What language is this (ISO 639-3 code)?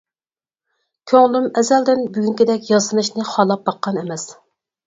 uig